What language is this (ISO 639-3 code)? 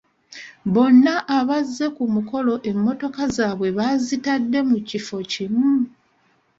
lug